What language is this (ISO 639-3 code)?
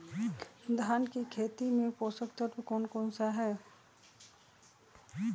mag